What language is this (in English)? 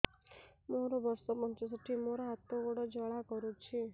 Odia